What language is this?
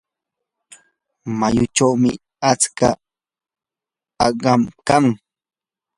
Yanahuanca Pasco Quechua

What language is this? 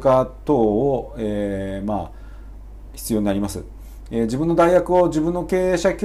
Japanese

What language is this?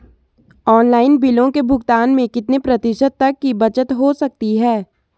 Hindi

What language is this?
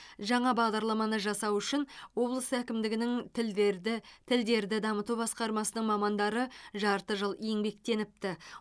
Kazakh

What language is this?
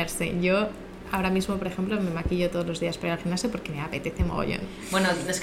Spanish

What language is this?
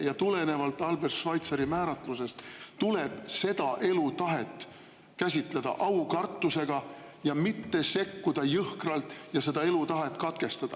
Estonian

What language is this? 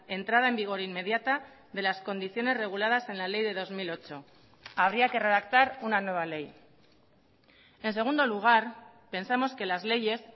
Spanish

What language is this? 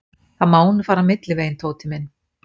Icelandic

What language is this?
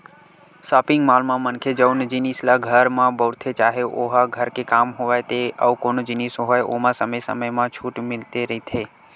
Chhattisgarhi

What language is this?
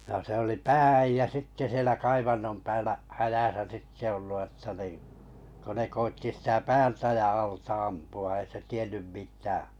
Finnish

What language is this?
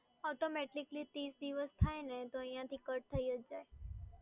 Gujarati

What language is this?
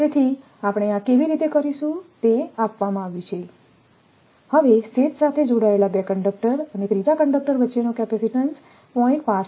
Gujarati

